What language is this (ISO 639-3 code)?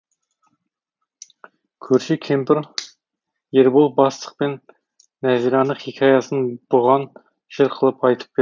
kaz